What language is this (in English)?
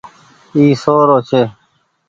Goaria